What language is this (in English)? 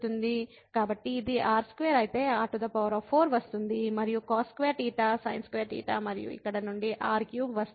Telugu